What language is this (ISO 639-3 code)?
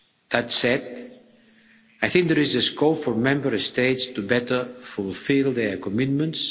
eng